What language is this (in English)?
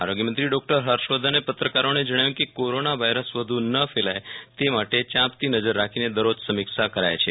Gujarati